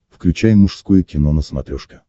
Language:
Russian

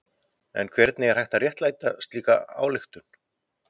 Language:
Icelandic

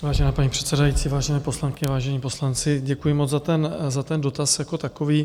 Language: Czech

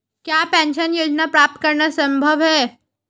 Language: Hindi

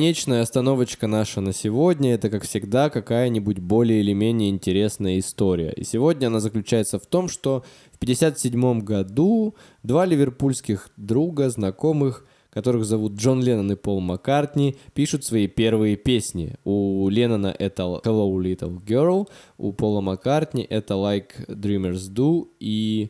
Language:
Russian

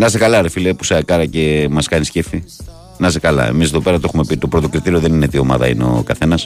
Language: Greek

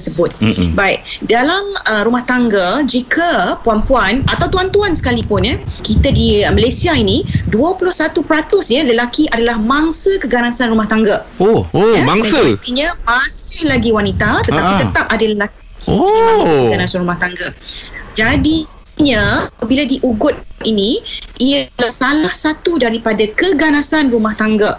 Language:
Malay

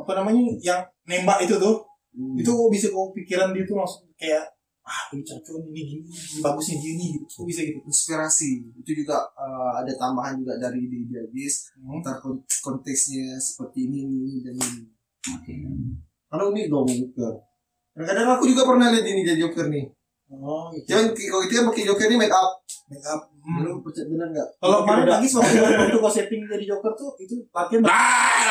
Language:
Indonesian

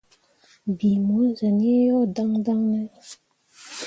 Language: Mundang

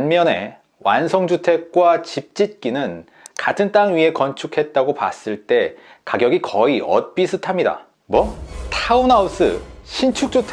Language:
Korean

